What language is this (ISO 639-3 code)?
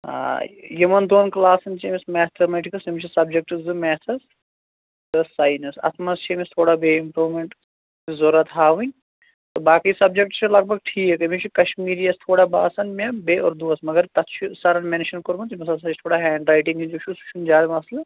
kas